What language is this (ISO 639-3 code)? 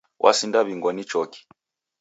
dav